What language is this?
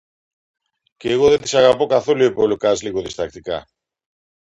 Greek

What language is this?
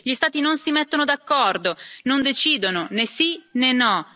Italian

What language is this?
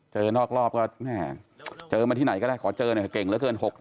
Thai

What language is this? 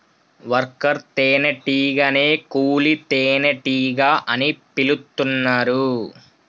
Telugu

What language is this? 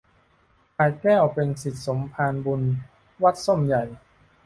Thai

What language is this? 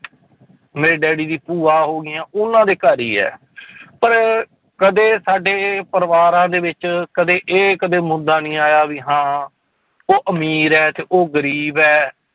Punjabi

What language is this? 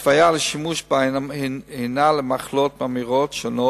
Hebrew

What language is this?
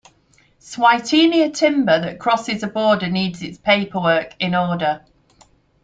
English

